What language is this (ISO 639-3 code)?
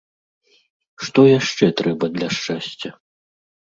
bel